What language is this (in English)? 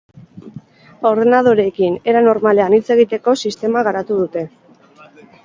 Basque